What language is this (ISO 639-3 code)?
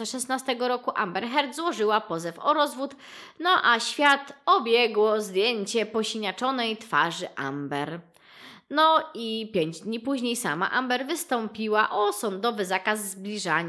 pol